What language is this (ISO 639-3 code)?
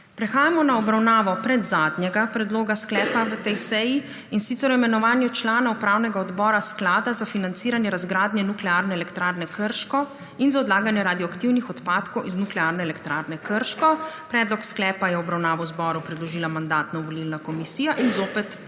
slv